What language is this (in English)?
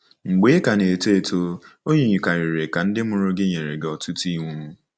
Igbo